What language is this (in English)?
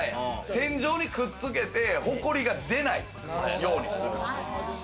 Japanese